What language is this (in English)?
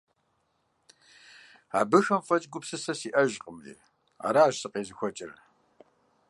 Kabardian